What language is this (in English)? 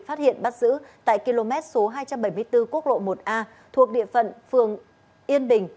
Vietnamese